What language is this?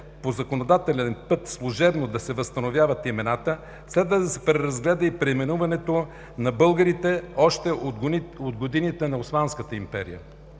Bulgarian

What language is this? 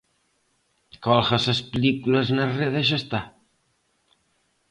Galician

